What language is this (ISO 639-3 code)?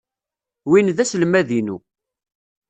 kab